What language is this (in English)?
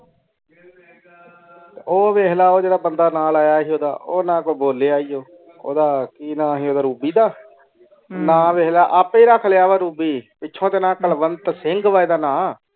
Punjabi